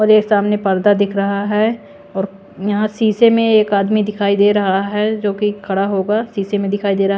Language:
Hindi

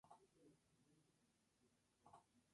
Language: Spanish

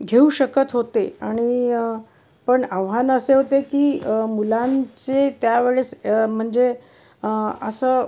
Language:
Marathi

